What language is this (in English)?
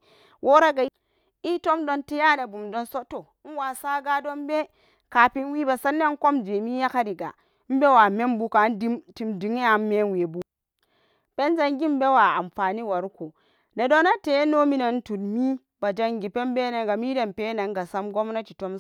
Samba Daka